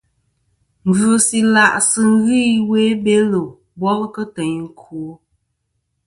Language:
Kom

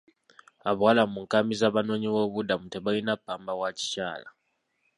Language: Ganda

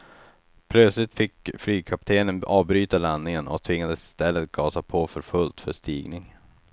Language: Swedish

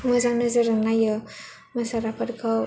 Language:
Bodo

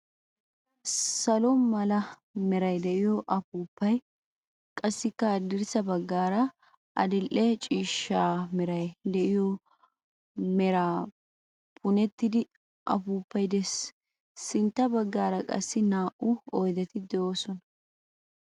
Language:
Wolaytta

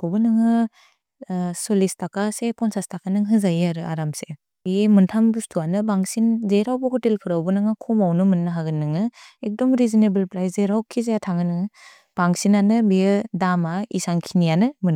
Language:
Bodo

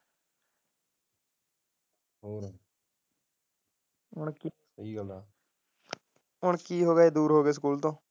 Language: Punjabi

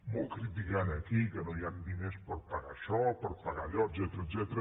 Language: Catalan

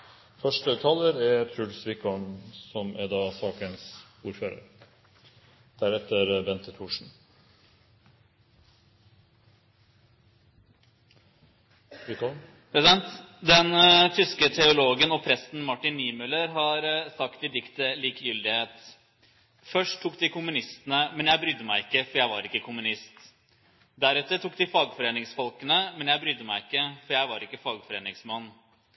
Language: Norwegian Bokmål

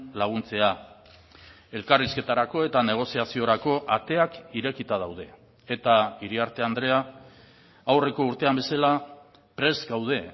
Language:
Basque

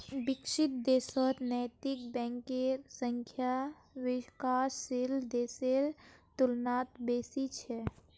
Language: Magahi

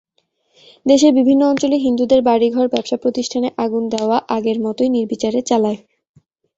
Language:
Bangla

